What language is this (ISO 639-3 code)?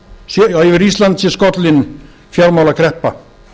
isl